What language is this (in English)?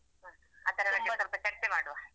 Kannada